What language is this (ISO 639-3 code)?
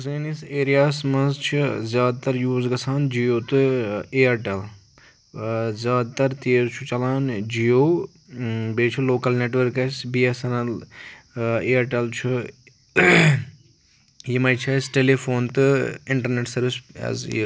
kas